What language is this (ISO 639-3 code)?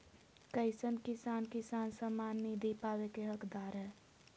mag